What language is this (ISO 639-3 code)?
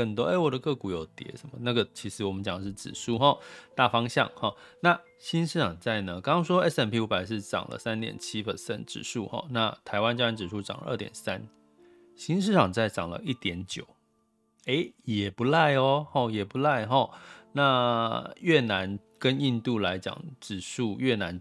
zho